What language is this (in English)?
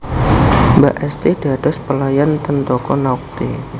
Javanese